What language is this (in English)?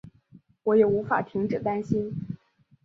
Chinese